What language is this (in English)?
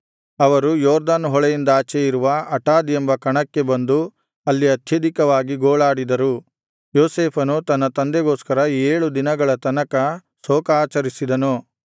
Kannada